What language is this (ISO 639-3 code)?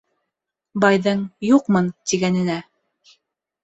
bak